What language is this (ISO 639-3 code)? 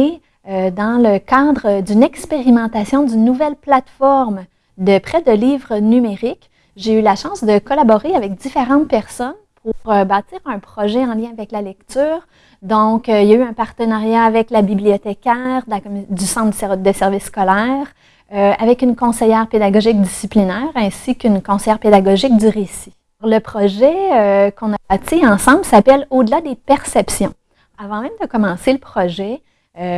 fra